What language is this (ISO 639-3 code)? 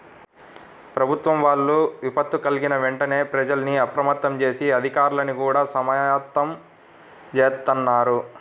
tel